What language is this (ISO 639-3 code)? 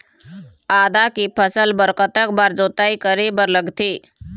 hne